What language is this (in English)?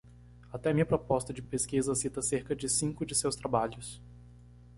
Portuguese